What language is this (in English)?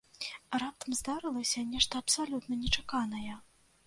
Belarusian